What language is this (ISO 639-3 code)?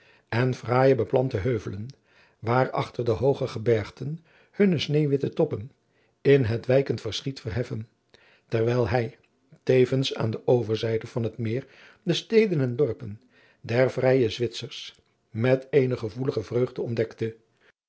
nld